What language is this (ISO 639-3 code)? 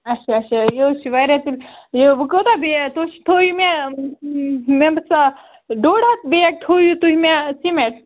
kas